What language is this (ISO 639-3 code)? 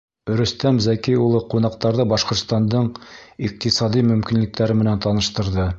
bak